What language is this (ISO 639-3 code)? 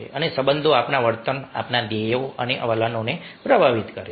guj